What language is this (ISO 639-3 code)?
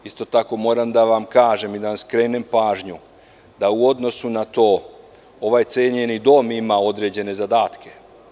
srp